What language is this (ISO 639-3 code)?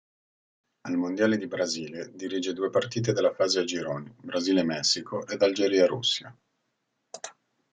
ita